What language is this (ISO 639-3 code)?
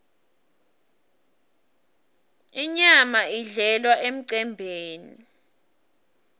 ssw